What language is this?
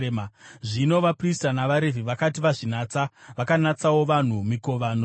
Shona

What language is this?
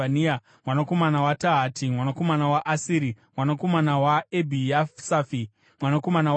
Shona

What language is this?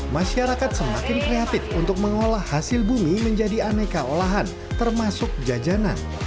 Indonesian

